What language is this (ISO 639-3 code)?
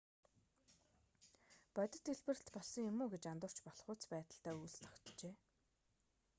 mon